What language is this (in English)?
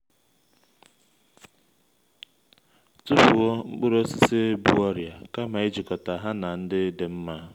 Igbo